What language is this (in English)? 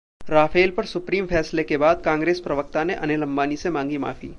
Hindi